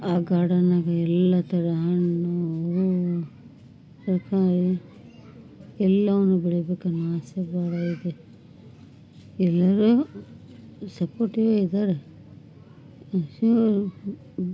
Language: Kannada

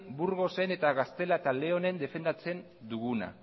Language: Basque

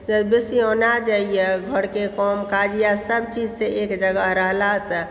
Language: Maithili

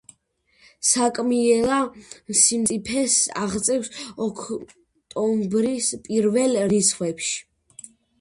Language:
Georgian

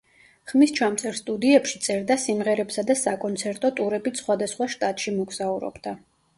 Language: Georgian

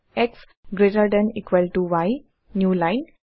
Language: Assamese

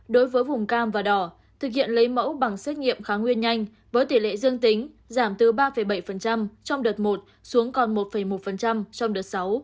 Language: Vietnamese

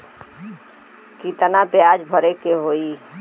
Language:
Bhojpuri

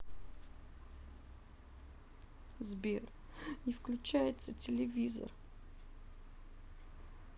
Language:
Russian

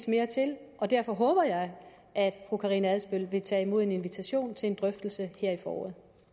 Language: Danish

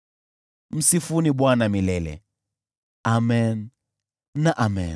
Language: Swahili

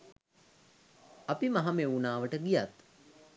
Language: Sinhala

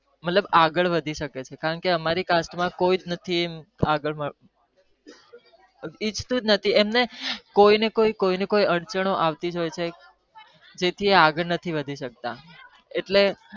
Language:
Gujarati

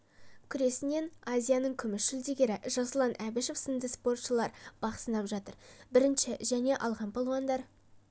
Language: Kazakh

